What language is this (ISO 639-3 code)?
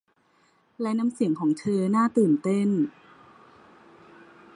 tha